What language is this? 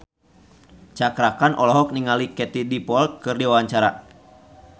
Sundanese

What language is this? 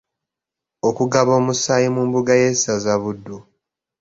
Ganda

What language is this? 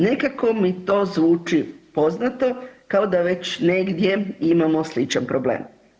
Croatian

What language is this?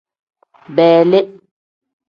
Tem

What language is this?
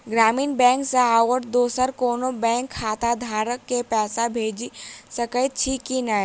Maithili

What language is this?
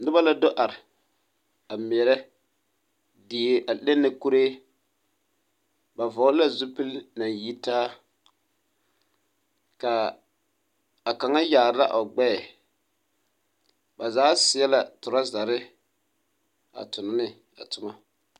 Southern Dagaare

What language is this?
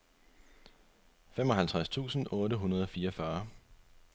Danish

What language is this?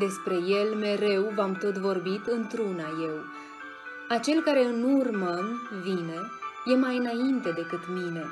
Romanian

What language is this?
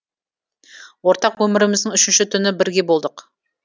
Kazakh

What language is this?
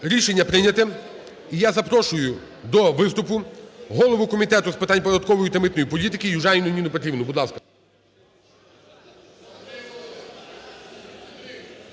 Ukrainian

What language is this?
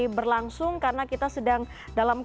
Indonesian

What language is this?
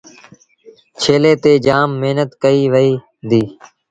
Sindhi Bhil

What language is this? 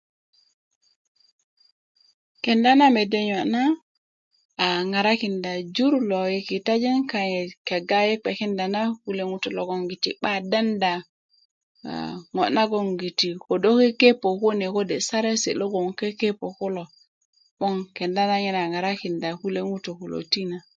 Kuku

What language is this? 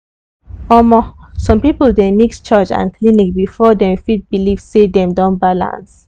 Nigerian Pidgin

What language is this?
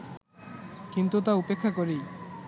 Bangla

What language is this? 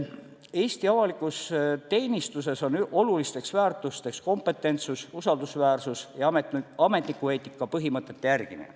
Estonian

